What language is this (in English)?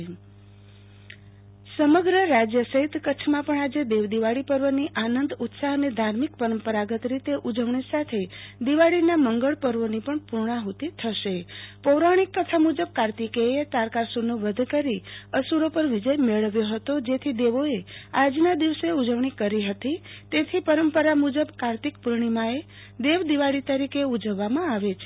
Gujarati